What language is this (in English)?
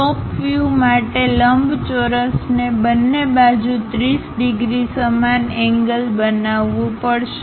Gujarati